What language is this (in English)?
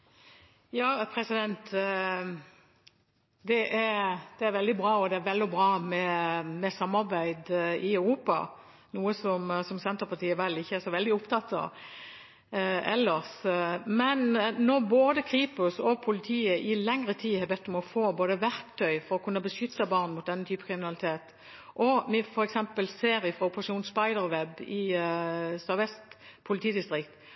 Norwegian Bokmål